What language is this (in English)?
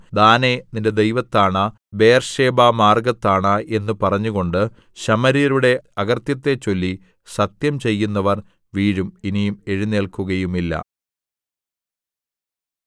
Malayalam